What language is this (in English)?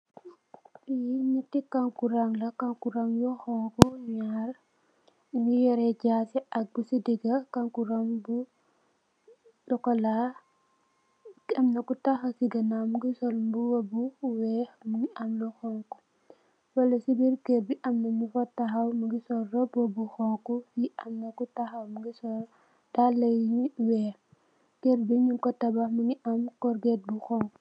Wolof